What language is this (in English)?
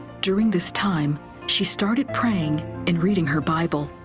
English